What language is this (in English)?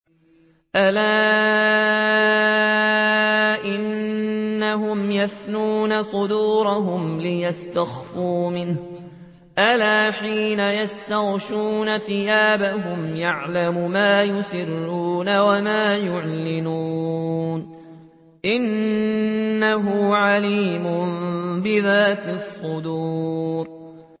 Arabic